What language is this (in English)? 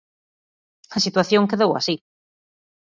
Galician